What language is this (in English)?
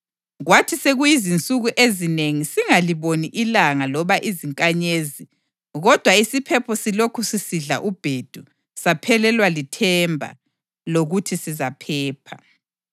North Ndebele